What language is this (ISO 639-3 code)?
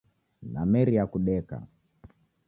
dav